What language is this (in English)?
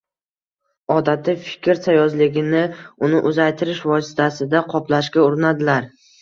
Uzbek